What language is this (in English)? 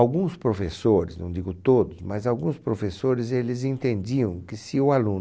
Portuguese